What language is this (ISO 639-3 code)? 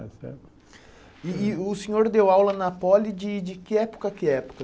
por